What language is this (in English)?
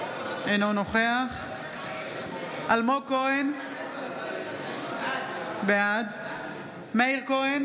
Hebrew